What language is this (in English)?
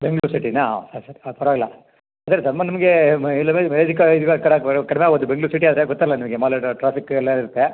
Kannada